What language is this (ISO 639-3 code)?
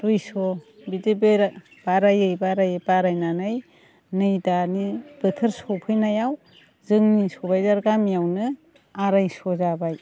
brx